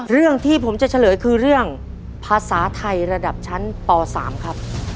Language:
Thai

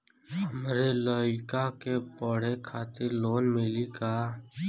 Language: Bhojpuri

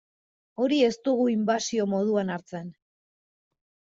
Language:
Basque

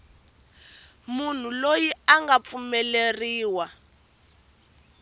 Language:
Tsonga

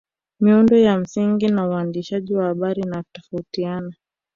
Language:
Swahili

